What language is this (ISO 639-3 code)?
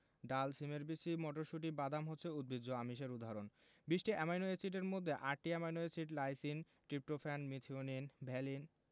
ben